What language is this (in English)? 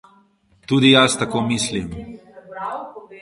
Slovenian